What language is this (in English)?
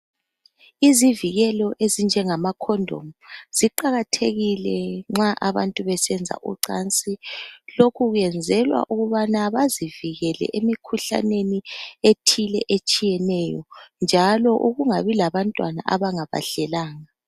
North Ndebele